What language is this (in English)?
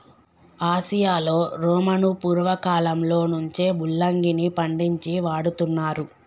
Telugu